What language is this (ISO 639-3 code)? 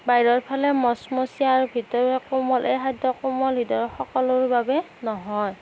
asm